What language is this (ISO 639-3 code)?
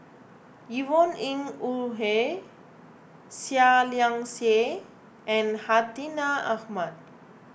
eng